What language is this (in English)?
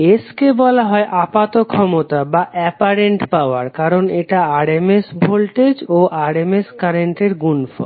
Bangla